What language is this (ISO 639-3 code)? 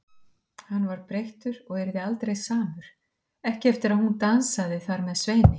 isl